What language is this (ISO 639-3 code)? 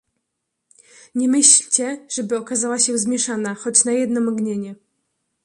pol